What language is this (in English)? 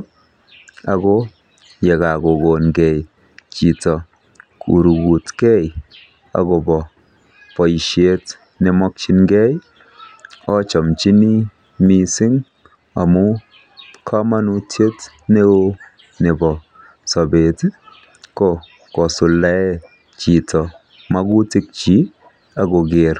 Kalenjin